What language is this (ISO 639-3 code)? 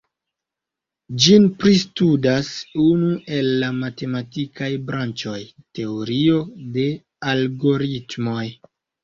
epo